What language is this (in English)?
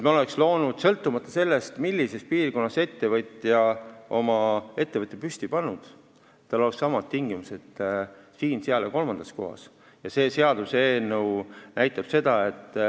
Estonian